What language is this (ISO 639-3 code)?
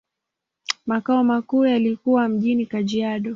swa